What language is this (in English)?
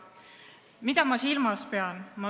Estonian